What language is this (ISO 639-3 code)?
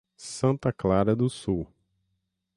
por